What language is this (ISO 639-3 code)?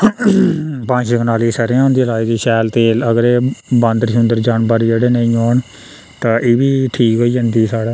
doi